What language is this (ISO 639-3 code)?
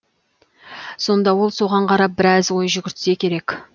kaz